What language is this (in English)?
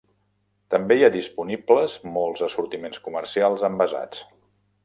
Catalan